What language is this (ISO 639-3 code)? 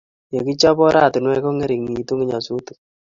kln